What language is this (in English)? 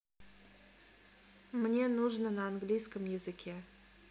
Russian